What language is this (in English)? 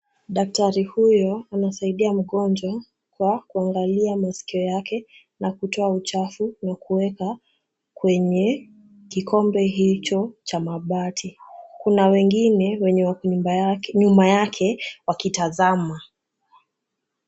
Swahili